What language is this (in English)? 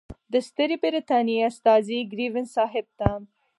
Pashto